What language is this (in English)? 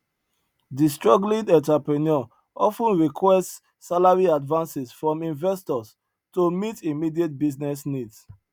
Nigerian Pidgin